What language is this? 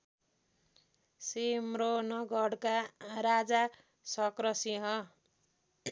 Nepali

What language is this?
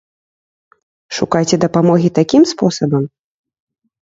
Belarusian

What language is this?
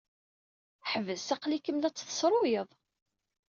Kabyle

